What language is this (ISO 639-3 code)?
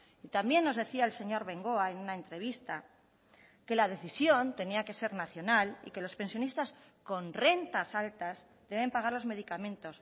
spa